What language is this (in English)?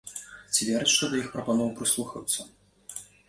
Belarusian